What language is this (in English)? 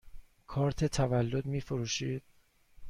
Persian